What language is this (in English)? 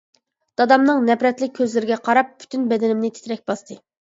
Uyghur